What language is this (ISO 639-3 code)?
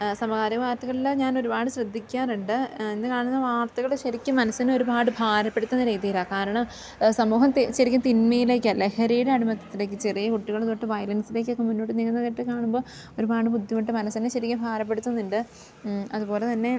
mal